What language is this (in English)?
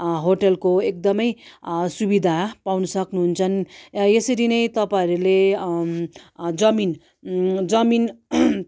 Nepali